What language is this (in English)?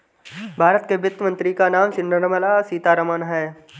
Hindi